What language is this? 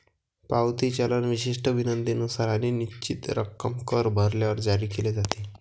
Marathi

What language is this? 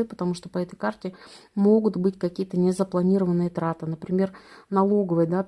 Russian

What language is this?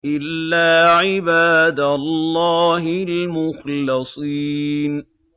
Arabic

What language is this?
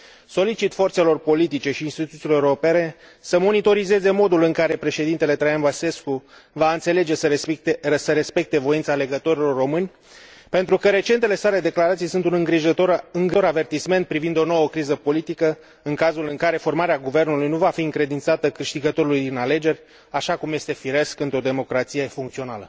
Romanian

